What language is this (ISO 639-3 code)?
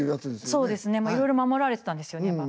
jpn